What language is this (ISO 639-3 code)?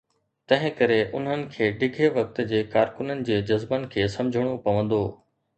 snd